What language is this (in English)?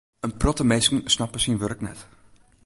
Western Frisian